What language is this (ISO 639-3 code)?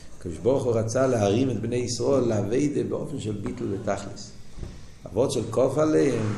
heb